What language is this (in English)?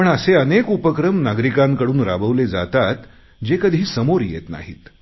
Marathi